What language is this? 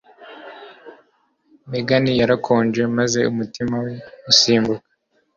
Kinyarwanda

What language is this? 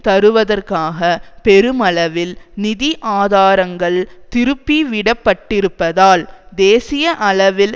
Tamil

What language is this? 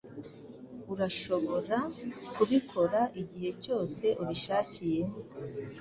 Kinyarwanda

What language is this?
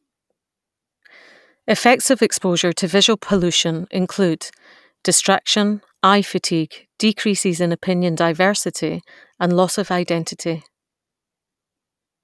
English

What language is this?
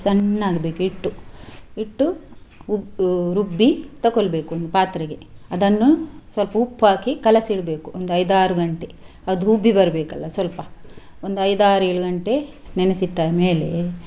Kannada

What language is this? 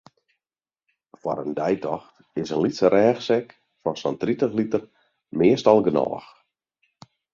Western Frisian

